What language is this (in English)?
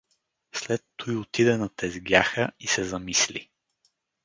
Bulgarian